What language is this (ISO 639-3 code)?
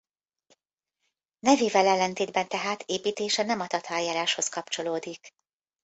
hun